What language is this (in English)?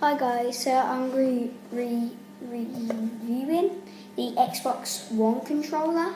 English